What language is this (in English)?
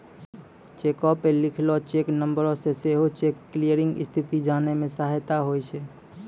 Maithili